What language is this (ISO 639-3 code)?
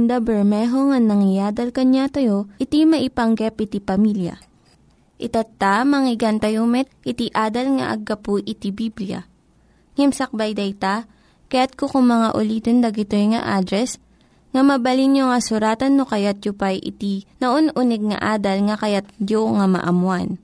fil